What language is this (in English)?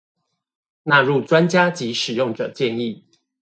Chinese